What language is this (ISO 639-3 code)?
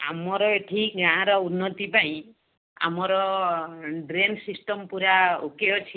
ori